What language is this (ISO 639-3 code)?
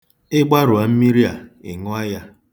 ibo